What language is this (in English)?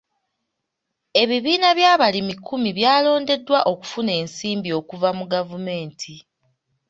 Ganda